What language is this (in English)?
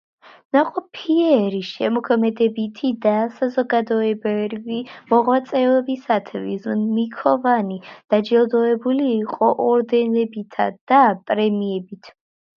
Georgian